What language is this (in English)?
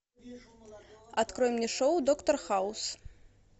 Russian